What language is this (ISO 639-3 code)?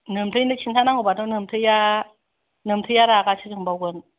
brx